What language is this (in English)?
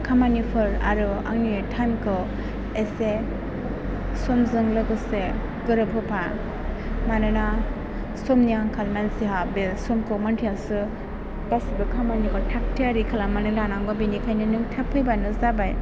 Bodo